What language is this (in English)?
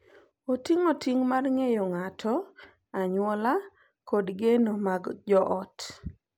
Luo (Kenya and Tanzania)